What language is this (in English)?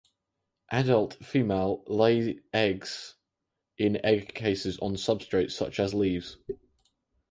English